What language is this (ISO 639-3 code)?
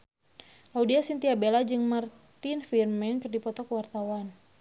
sun